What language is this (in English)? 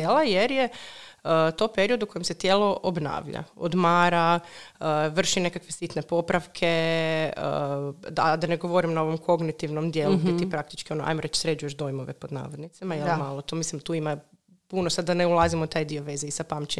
Croatian